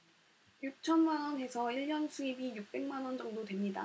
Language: Korean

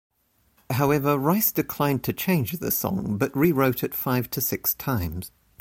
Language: English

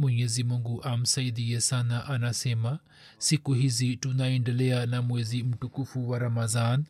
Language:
Swahili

